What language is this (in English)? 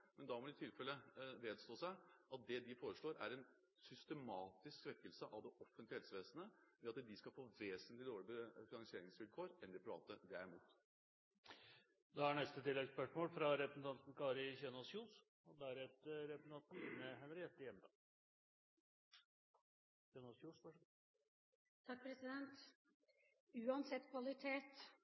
Norwegian